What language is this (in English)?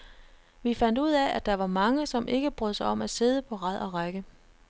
Danish